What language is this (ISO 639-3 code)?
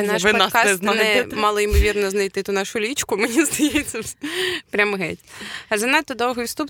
ukr